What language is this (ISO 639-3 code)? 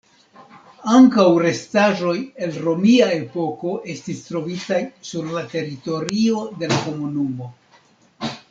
epo